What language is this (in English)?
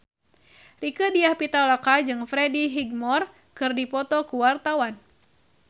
Sundanese